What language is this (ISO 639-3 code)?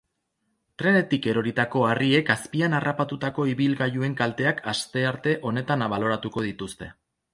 eus